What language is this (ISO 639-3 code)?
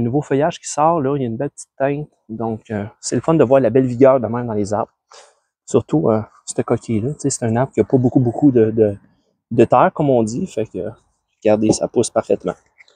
fra